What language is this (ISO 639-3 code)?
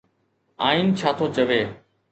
snd